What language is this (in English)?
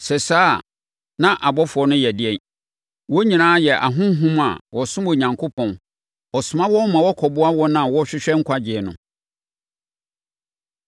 Akan